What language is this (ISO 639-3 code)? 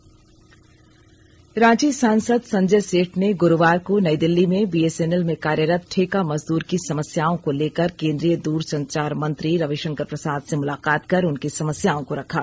hin